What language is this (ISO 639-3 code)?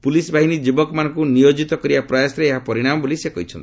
ori